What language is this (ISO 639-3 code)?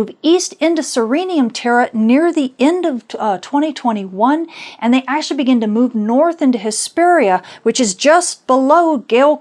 eng